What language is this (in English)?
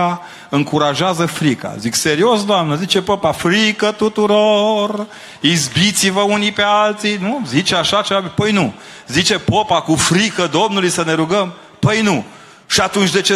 Romanian